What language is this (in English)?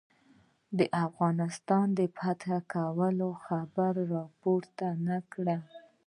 Pashto